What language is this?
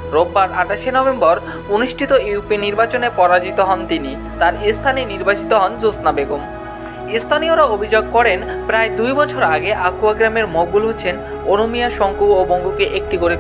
Korean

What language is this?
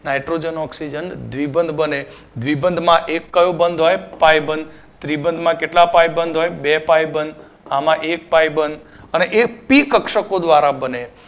Gujarati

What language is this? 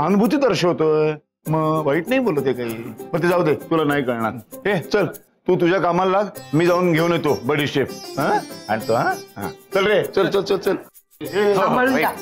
Marathi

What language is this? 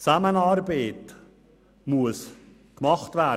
Swiss German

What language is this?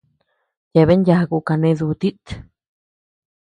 Tepeuxila Cuicatec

